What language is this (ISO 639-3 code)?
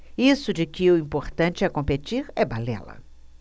por